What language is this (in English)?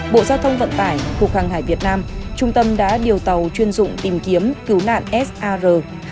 Vietnamese